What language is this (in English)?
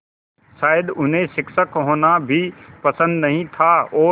Hindi